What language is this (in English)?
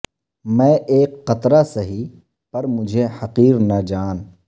Urdu